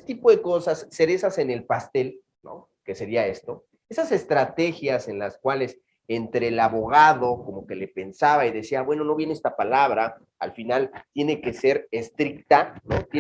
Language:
Spanish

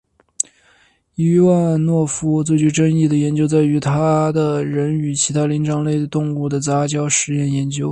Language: Chinese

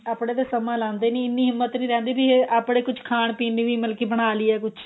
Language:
Punjabi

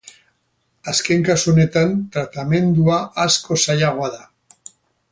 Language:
Basque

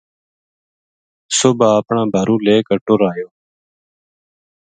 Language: Gujari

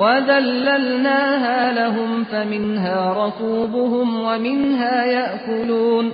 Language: Persian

